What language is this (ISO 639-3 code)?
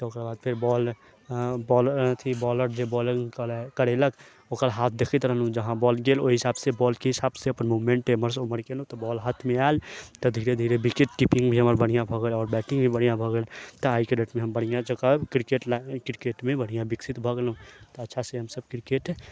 mai